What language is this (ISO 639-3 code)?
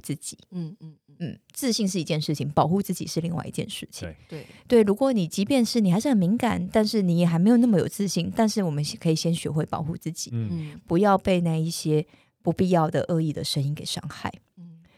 zho